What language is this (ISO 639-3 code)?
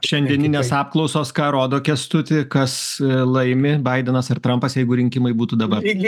lit